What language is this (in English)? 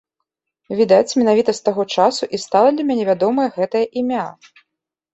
Belarusian